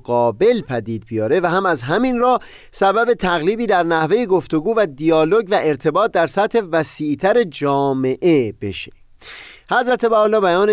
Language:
Persian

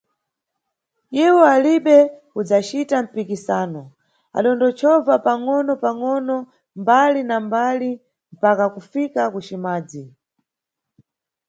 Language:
Nyungwe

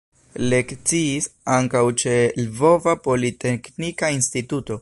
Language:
Esperanto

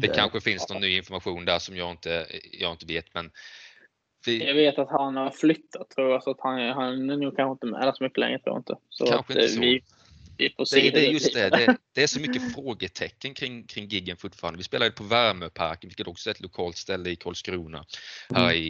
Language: Swedish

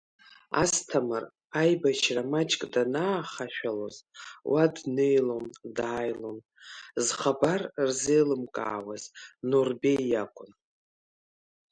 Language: Abkhazian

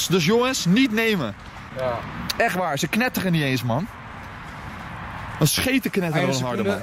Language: Dutch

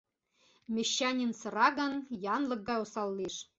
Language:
Mari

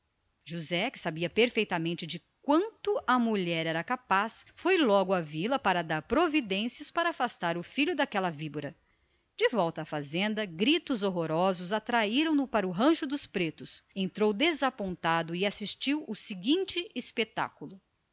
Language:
Portuguese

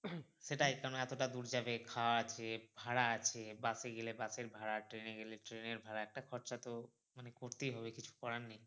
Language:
Bangla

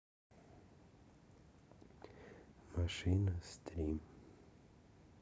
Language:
Russian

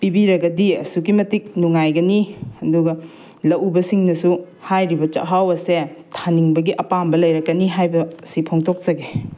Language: Manipuri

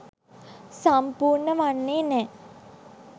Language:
Sinhala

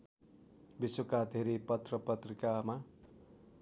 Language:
Nepali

